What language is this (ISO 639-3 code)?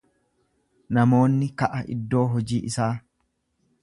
orm